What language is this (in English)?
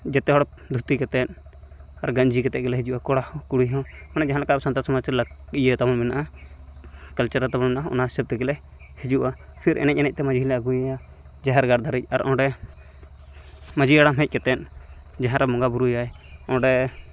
Santali